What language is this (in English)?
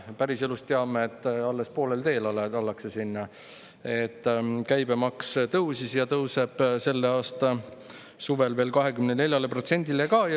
Estonian